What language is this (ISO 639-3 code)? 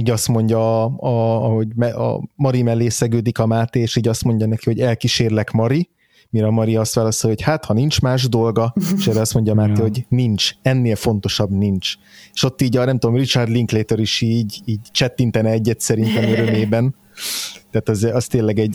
hun